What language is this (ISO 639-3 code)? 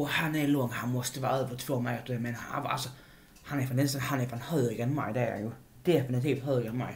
swe